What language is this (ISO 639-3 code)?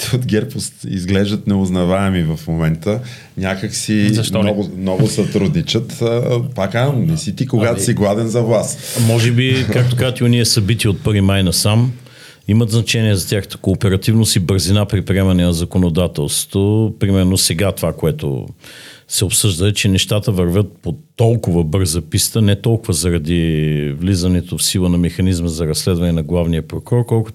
bul